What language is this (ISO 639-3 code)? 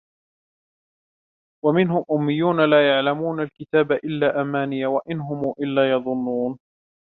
ara